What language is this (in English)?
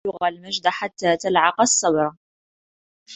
Arabic